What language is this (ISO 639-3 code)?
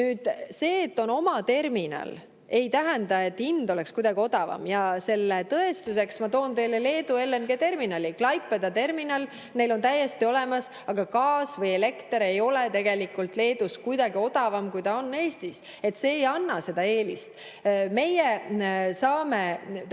est